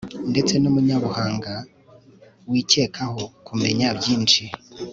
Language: Kinyarwanda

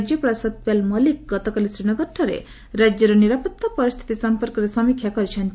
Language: Odia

